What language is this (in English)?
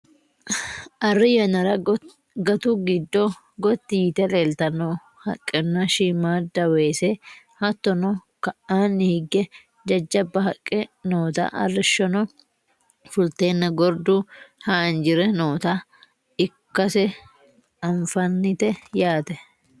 Sidamo